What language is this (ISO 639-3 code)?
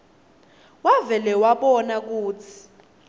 ssw